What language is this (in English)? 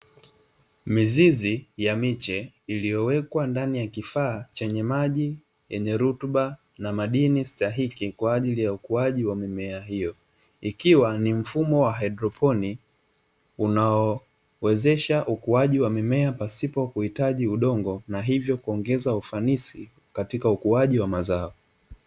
Swahili